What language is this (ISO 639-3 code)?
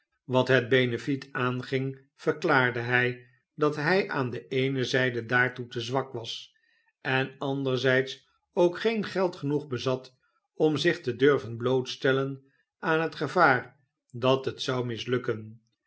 nld